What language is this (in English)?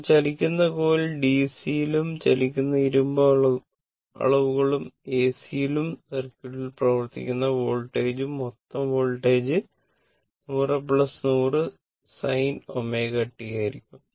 Malayalam